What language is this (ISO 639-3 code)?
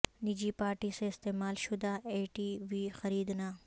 urd